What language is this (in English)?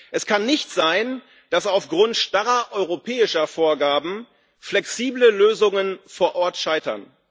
German